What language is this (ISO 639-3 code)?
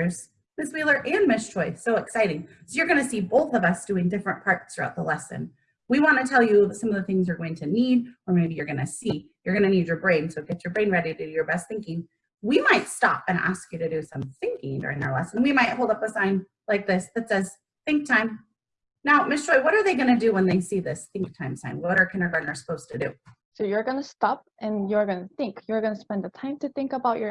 eng